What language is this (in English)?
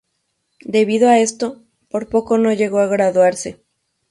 Spanish